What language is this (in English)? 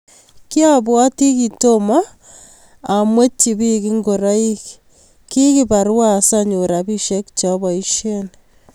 Kalenjin